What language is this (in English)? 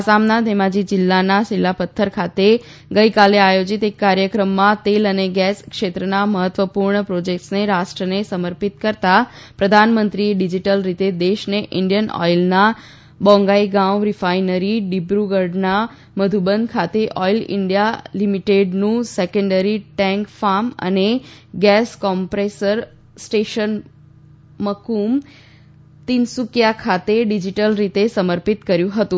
Gujarati